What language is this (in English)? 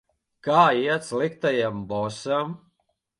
Latvian